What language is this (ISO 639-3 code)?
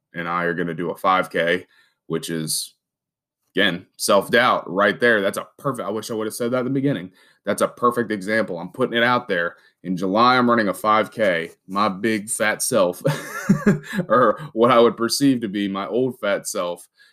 eng